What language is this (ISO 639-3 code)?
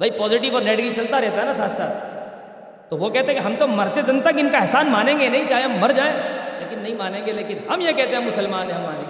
urd